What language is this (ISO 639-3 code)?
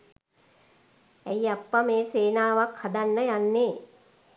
sin